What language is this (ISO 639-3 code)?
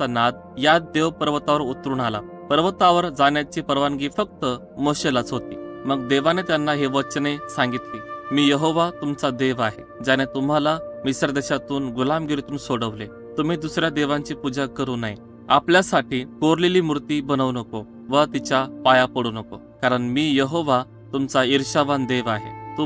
mar